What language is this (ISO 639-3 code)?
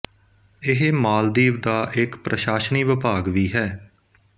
pan